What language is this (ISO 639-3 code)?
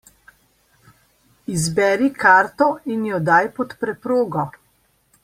slv